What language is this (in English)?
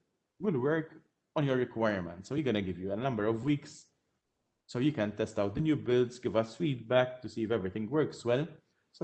English